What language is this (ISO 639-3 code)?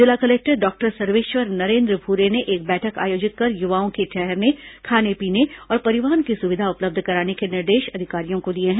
hin